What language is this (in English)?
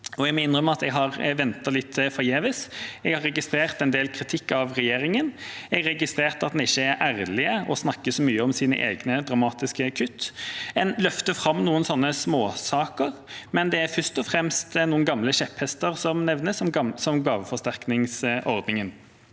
Norwegian